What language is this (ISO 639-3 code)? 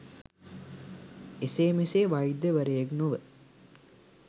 sin